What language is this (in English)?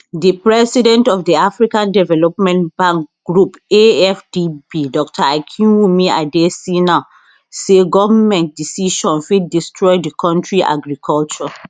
Nigerian Pidgin